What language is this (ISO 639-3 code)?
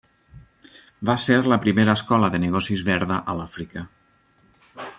cat